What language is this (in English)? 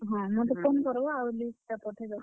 Odia